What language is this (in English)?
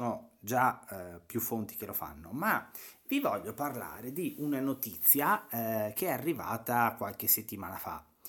Italian